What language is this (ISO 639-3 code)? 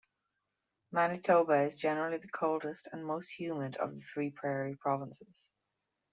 eng